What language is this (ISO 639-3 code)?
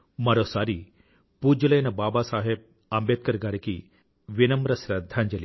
tel